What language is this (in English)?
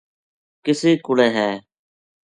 Gujari